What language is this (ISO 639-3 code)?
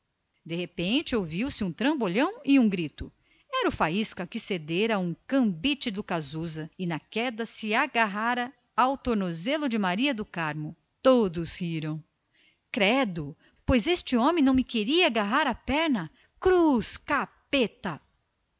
por